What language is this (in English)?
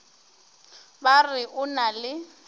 Northern Sotho